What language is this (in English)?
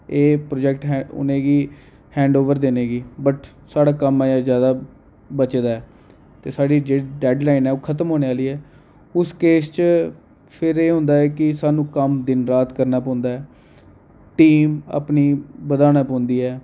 Dogri